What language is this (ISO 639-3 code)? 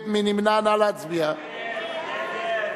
heb